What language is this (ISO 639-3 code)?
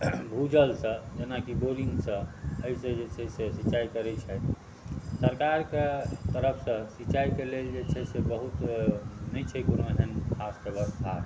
mai